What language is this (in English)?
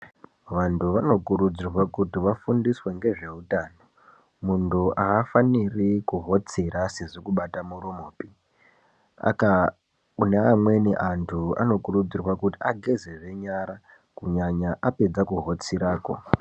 Ndau